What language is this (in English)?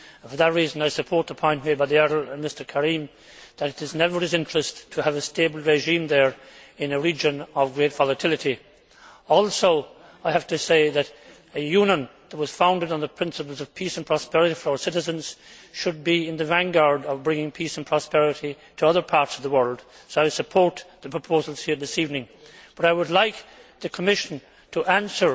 English